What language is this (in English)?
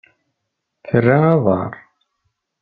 Kabyle